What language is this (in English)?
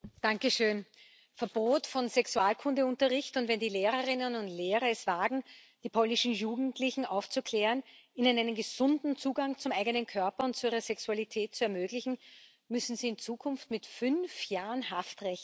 German